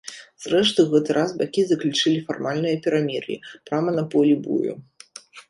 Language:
Belarusian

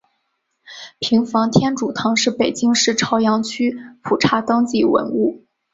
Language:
Chinese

